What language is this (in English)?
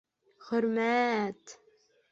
Bashkir